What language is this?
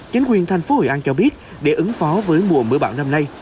Vietnamese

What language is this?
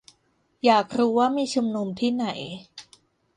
Thai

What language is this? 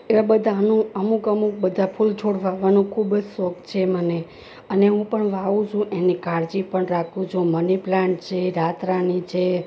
Gujarati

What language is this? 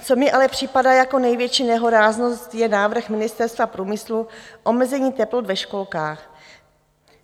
Czech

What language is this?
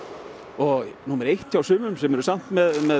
Icelandic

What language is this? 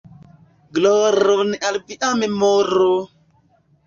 Esperanto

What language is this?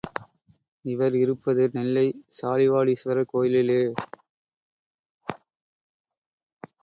Tamil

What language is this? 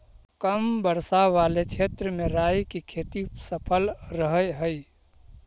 Magahi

